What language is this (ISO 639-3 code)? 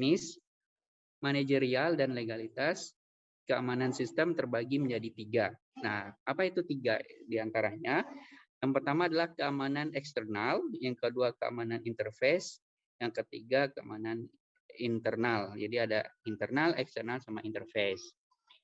ind